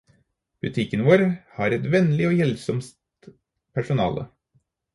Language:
Norwegian Bokmål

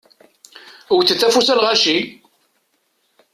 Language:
Kabyle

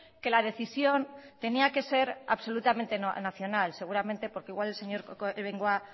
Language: Spanish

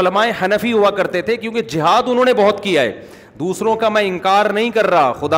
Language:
Urdu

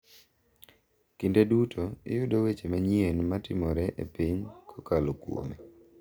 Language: Luo (Kenya and Tanzania)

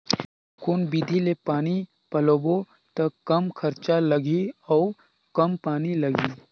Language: Chhattisgarhi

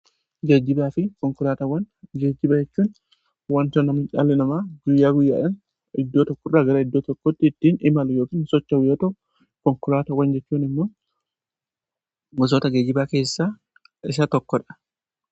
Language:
Oromo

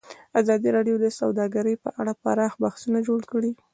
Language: Pashto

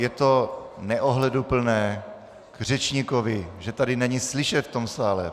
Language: Czech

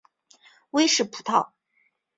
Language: Chinese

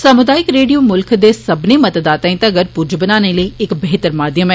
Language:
Dogri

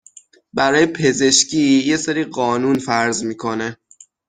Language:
Persian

